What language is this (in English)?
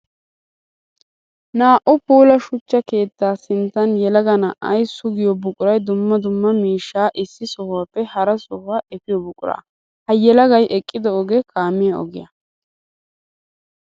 Wolaytta